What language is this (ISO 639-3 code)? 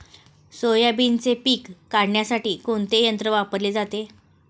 mar